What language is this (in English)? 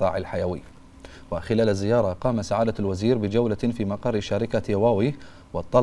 Arabic